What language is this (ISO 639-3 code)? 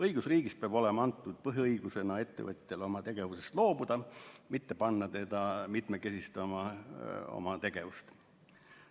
est